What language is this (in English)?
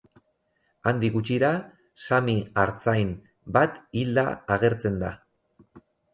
Basque